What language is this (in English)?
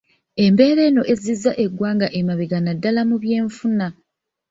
Ganda